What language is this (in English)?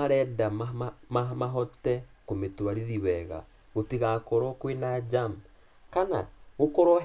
Kikuyu